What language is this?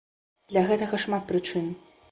Belarusian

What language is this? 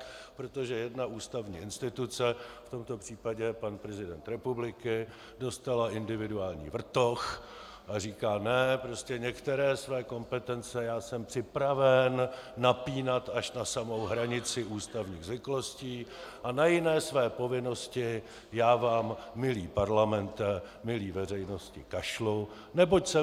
Czech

